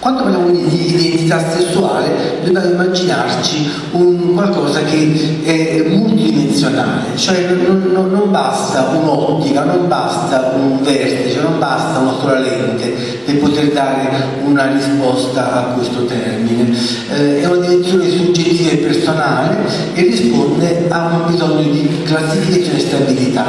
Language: Italian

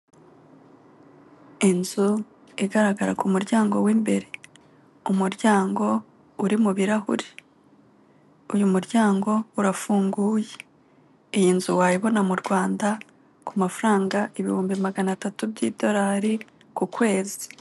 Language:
Kinyarwanda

